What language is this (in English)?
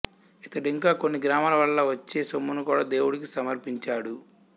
Telugu